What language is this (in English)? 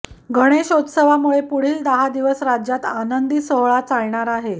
Marathi